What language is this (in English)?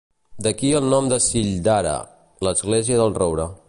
Catalan